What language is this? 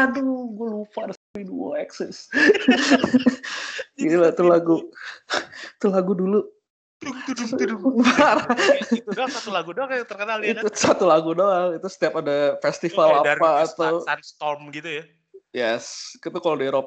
Indonesian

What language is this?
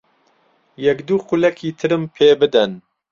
Central Kurdish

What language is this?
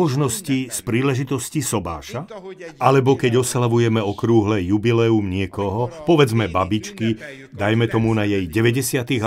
Slovak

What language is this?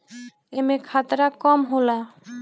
Bhojpuri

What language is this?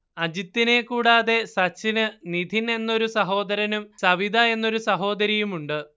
Malayalam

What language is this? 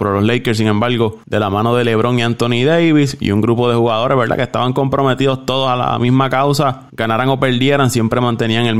Spanish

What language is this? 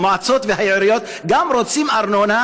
Hebrew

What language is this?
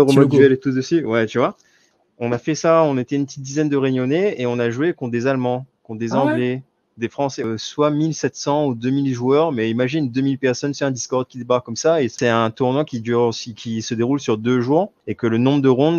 French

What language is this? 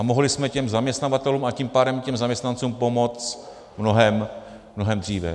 Czech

